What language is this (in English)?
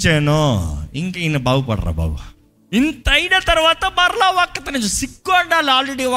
Telugu